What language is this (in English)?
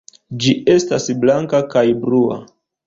Esperanto